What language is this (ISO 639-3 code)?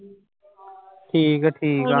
pan